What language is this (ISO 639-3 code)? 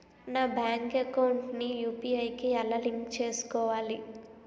tel